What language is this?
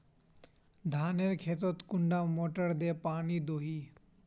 Magahi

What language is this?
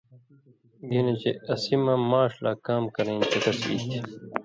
Indus Kohistani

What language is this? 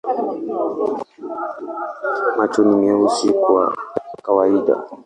Swahili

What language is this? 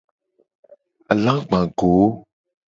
Gen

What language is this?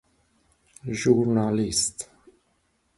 Persian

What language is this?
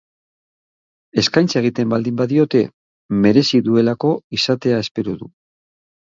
Basque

